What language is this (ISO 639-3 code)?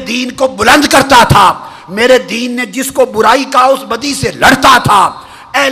urd